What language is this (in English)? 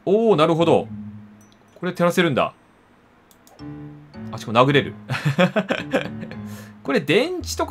Japanese